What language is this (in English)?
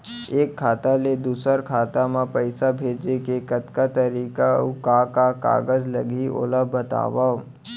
Chhattisgarhi